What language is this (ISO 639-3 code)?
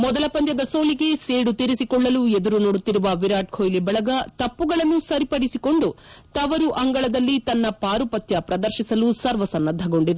kan